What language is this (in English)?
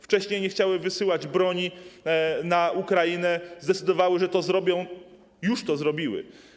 Polish